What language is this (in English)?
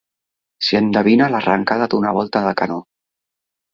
Catalan